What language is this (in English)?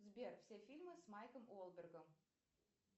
Russian